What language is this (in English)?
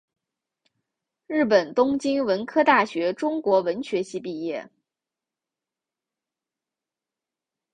Chinese